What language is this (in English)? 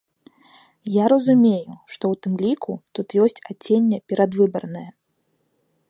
Belarusian